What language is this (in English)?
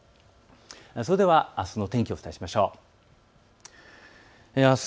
Japanese